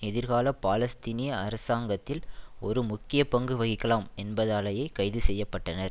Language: Tamil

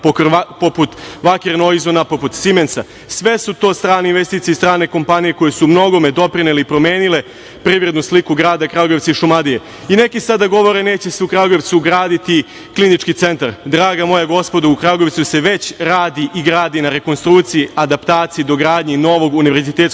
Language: Serbian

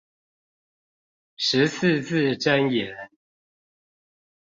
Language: Chinese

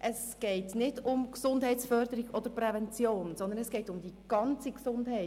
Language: Swiss German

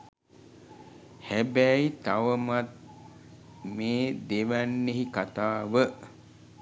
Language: Sinhala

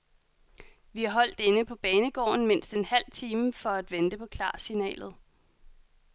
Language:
Danish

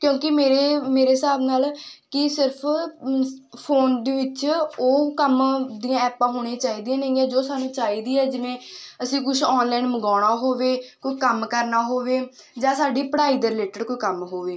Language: Punjabi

